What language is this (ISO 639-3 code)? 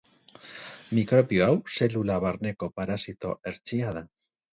eus